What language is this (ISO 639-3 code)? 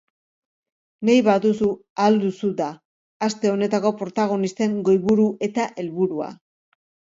eus